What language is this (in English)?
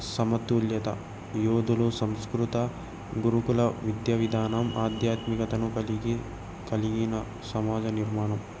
Telugu